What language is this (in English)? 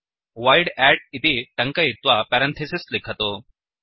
Sanskrit